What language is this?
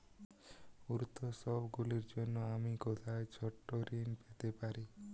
Bangla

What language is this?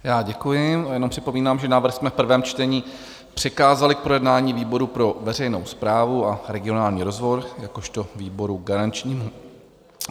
Czech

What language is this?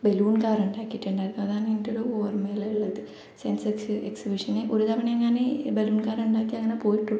Malayalam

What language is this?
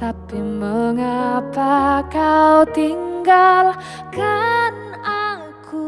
Indonesian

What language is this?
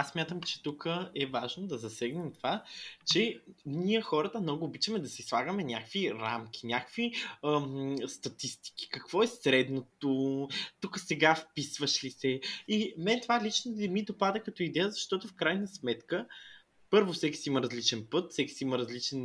Bulgarian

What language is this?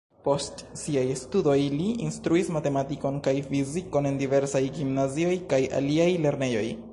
Esperanto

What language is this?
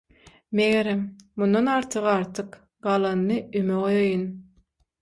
Turkmen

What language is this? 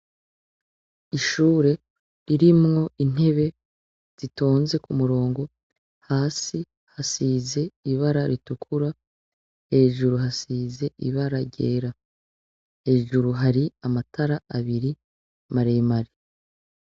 Rundi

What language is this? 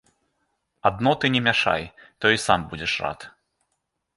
Belarusian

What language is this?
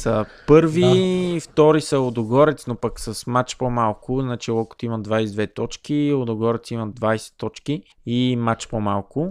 Bulgarian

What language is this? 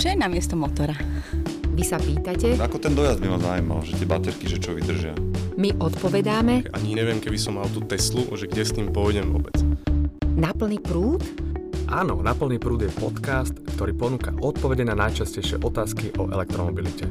Slovak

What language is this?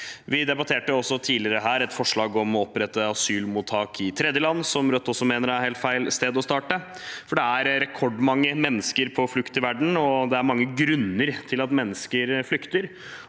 Norwegian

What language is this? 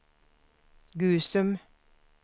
Swedish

